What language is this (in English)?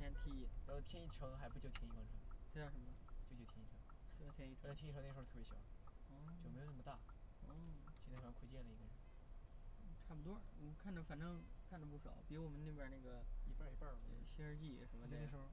Chinese